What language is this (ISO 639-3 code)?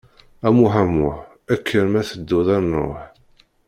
kab